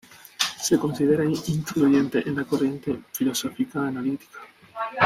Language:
Spanish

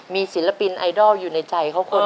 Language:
Thai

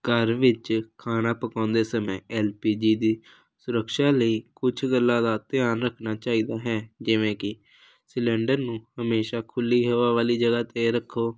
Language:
Punjabi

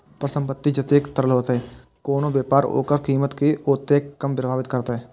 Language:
Maithili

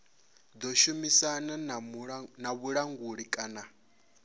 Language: Venda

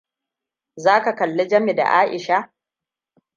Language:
Hausa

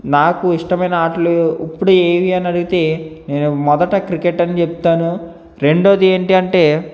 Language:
Telugu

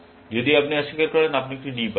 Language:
Bangla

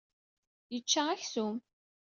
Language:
Kabyle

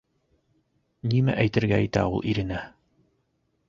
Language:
Bashkir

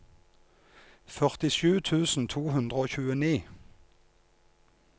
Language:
Norwegian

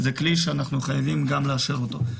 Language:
Hebrew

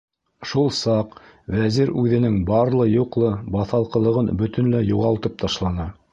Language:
Bashkir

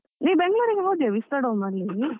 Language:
Kannada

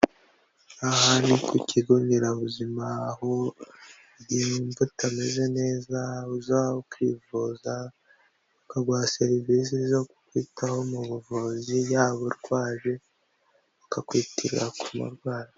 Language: Kinyarwanda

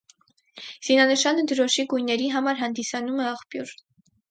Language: Armenian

